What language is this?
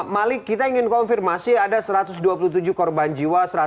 Indonesian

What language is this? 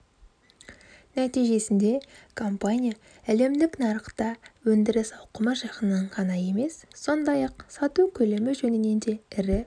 Kazakh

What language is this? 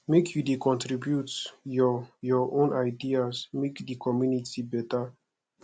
Nigerian Pidgin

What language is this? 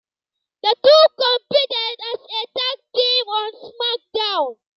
English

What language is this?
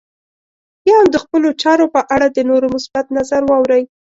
Pashto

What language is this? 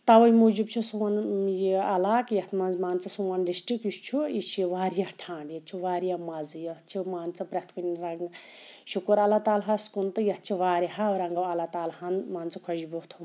Kashmiri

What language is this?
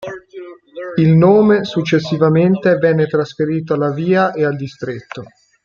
Italian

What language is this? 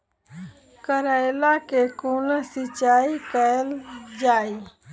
Maithili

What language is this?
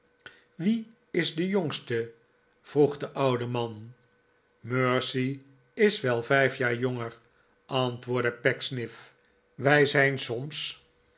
Dutch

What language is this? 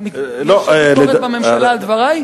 Hebrew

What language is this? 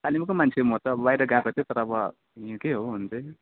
Nepali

